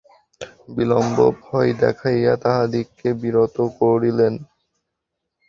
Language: Bangla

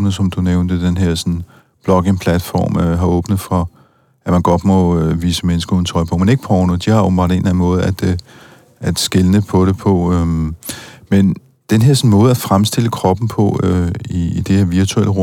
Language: Danish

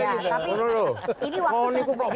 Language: Indonesian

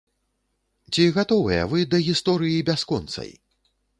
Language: Belarusian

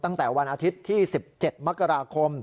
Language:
Thai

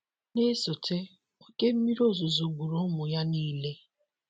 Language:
Igbo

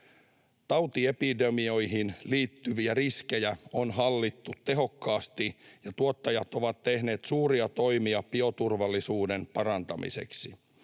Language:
Finnish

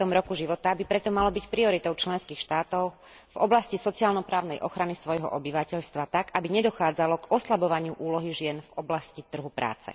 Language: Slovak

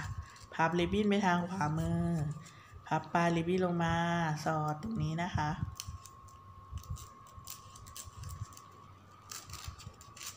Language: Thai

